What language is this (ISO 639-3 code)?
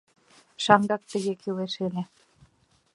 chm